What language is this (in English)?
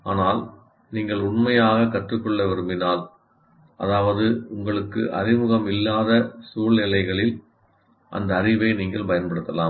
Tamil